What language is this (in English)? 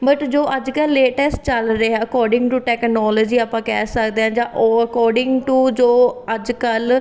Punjabi